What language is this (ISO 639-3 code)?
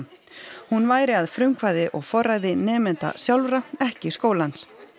isl